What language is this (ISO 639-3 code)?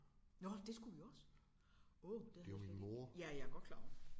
dan